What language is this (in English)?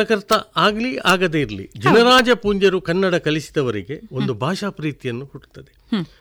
Kannada